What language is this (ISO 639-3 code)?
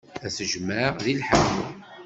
kab